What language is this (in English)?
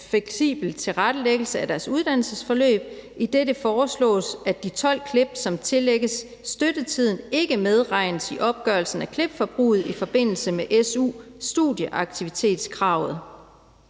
Danish